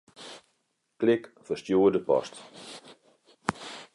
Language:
Western Frisian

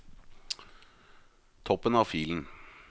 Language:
Norwegian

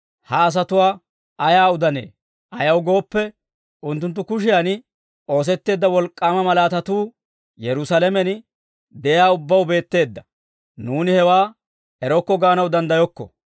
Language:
Dawro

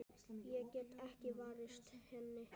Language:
Icelandic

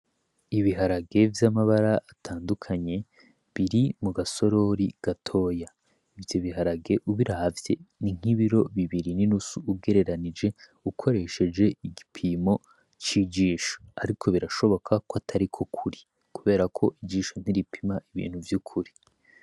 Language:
Rundi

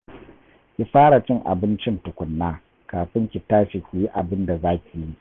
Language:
Hausa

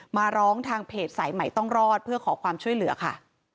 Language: Thai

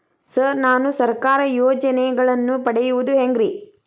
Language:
Kannada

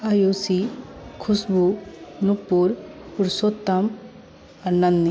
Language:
Maithili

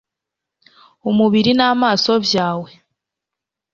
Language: Kinyarwanda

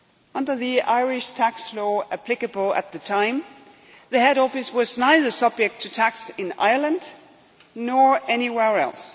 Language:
English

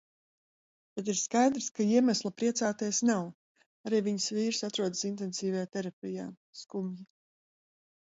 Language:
Latvian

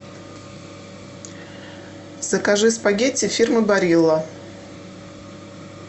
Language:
Russian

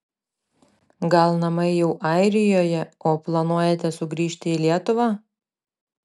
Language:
Lithuanian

